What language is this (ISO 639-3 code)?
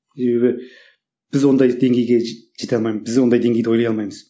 kaz